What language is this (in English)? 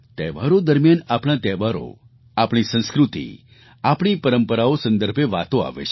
Gujarati